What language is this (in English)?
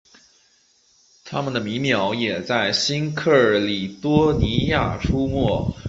Chinese